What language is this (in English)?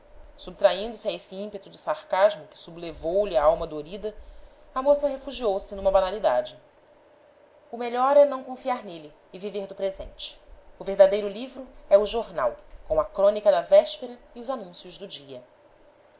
Portuguese